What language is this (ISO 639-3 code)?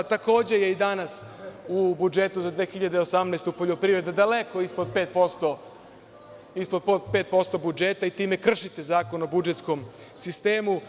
srp